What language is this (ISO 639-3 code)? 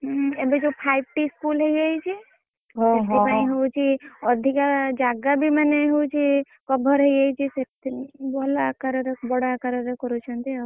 ori